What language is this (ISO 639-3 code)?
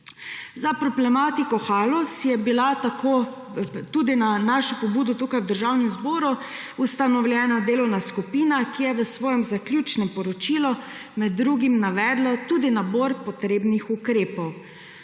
slv